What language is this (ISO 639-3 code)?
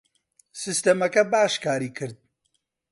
ckb